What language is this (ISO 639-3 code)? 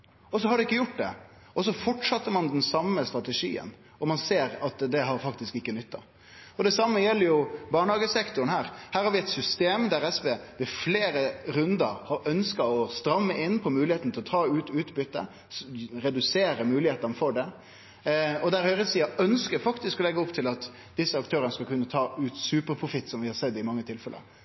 nno